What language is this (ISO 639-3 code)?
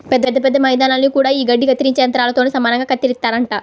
tel